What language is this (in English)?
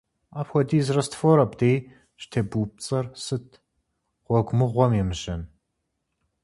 Kabardian